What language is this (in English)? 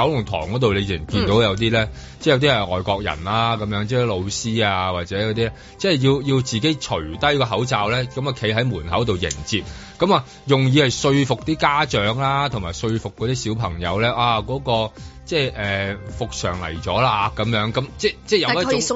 Chinese